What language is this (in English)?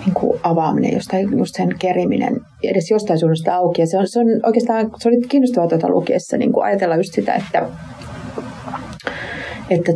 Finnish